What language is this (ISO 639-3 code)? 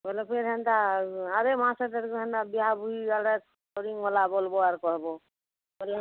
ori